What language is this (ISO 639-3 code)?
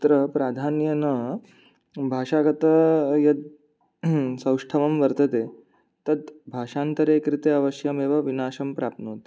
san